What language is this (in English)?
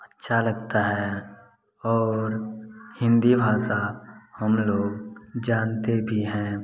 Hindi